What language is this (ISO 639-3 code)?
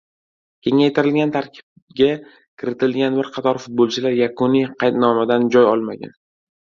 uzb